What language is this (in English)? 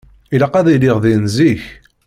Kabyle